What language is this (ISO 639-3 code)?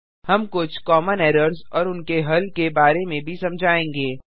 hin